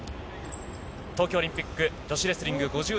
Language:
Japanese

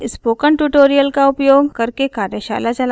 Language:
Hindi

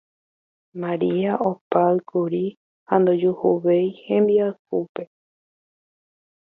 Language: Guarani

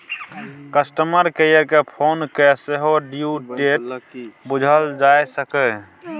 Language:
Maithili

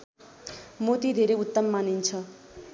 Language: Nepali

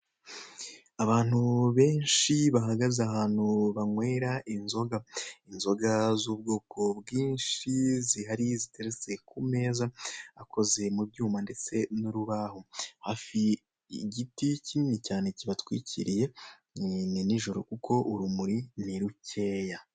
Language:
Kinyarwanda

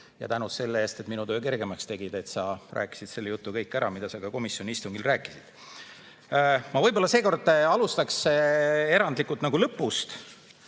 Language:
Estonian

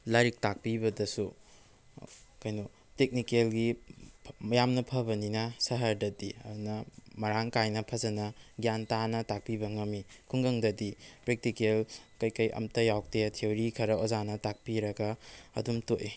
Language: Manipuri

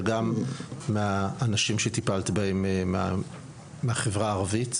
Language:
Hebrew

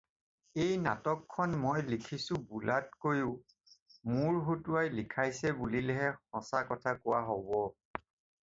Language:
Assamese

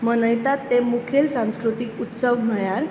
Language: Konkani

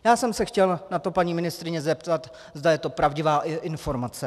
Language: Czech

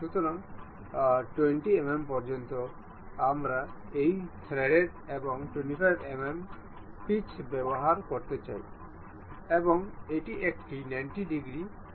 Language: Bangla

